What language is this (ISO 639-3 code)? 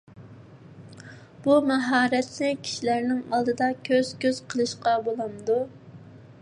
uig